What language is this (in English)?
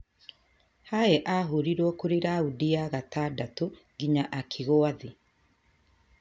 Kikuyu